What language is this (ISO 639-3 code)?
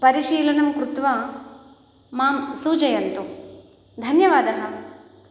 san